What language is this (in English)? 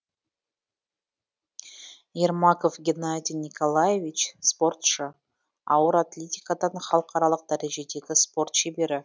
Kazakh